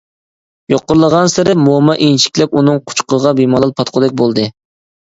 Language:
Uyghur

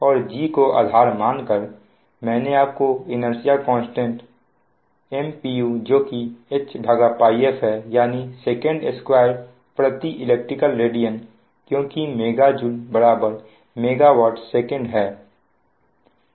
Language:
Hindi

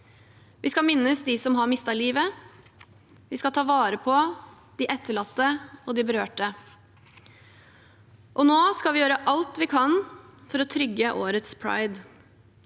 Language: Norwegian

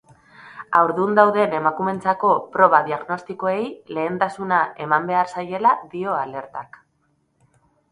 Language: Basque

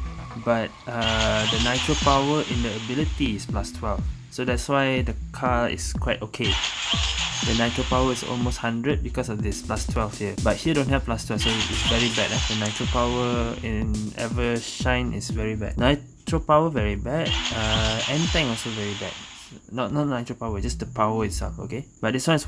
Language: English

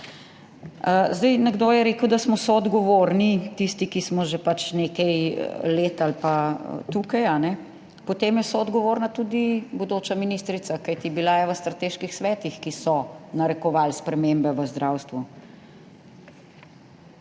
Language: Slovenian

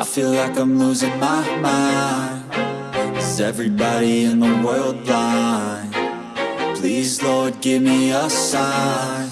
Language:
English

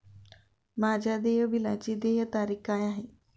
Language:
Marathi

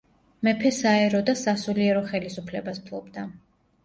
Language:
Georgian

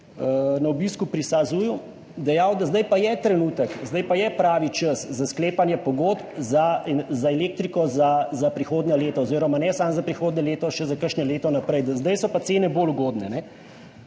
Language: Slovenian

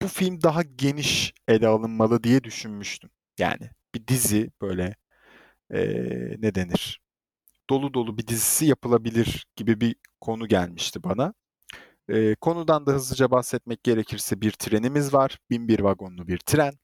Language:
Turkish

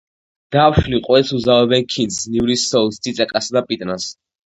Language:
Georgian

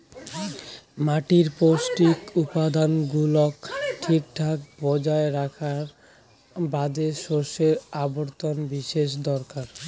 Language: Bangla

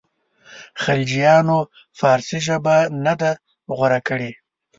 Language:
Pashto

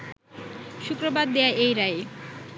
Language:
Bangla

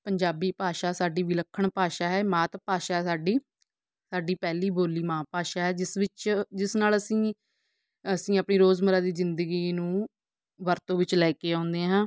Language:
Punjabi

